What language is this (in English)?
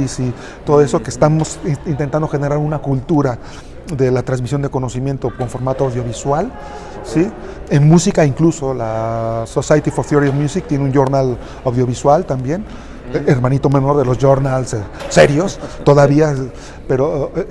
Spanish